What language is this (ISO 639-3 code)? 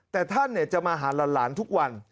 tha